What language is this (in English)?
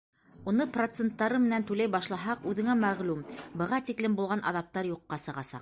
Bashkir